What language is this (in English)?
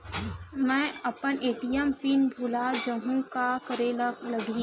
Chhattisgarhi